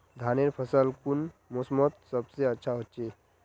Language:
Magahi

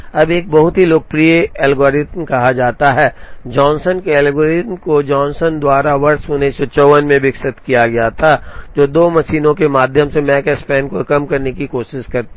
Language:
Hindi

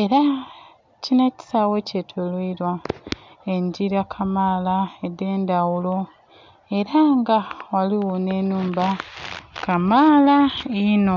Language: Soga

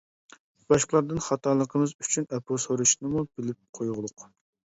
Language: Uyghur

